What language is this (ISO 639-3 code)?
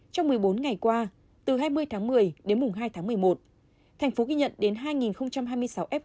vie